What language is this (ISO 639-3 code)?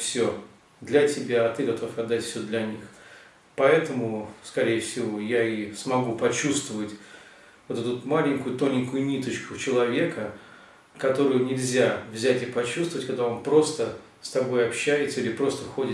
rus